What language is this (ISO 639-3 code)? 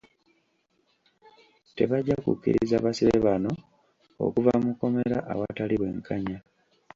lug